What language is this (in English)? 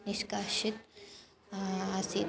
Sanskrit